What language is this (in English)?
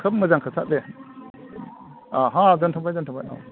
Bodo